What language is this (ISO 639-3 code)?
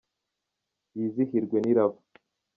kin